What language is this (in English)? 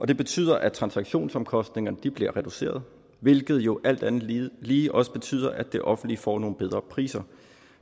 Danish